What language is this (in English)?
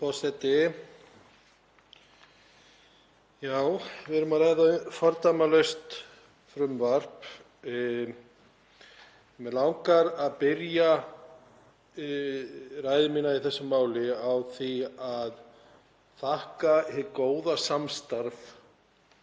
Icelandic